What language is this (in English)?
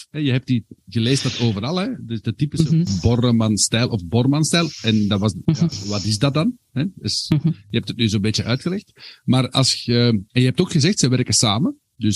Dutch